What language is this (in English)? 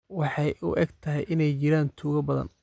Somali